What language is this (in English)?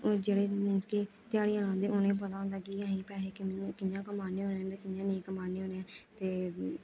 Dogri